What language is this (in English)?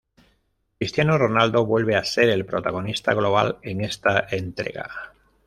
Spanish